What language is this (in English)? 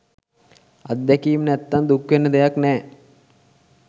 Sinhala